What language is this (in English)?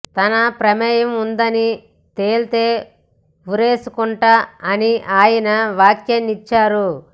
Telugu